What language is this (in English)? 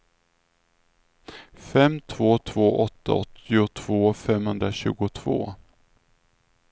Swedish